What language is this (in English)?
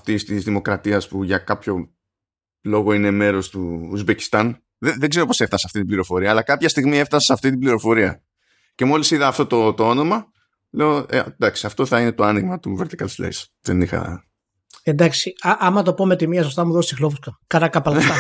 Greek